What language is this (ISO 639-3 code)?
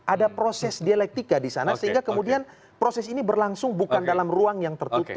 ind